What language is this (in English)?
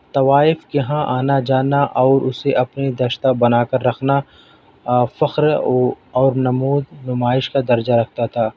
Urdu